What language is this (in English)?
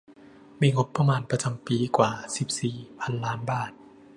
Thai